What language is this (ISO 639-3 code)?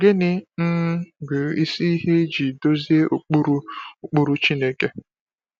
ibo